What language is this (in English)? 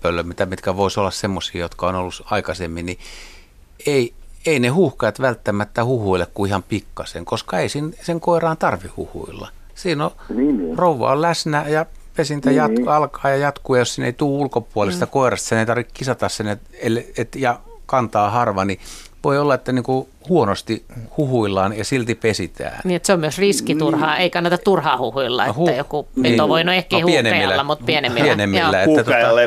Finnish